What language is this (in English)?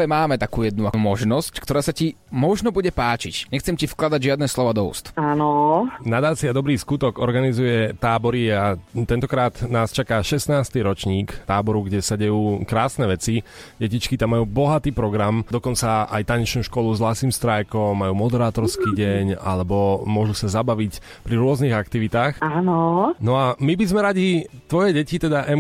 Slovak